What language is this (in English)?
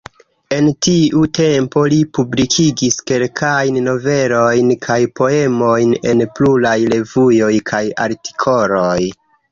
Esperanto